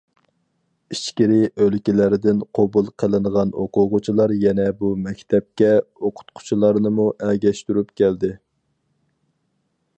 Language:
Uyghur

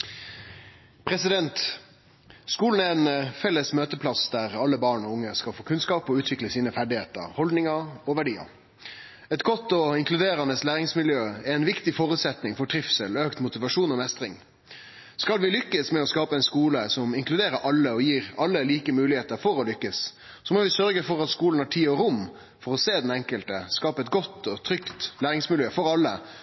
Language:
Norwegian Nynorsk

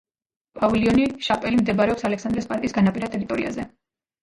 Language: Georgian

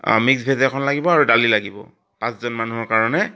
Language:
Assamese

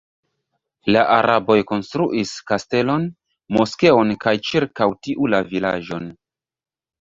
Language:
Esperanto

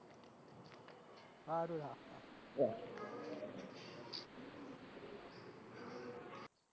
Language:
Gujarati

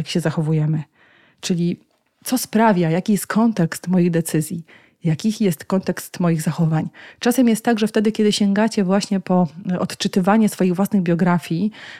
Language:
Polish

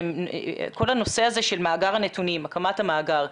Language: Hebrew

